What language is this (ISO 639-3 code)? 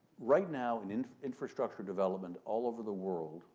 eng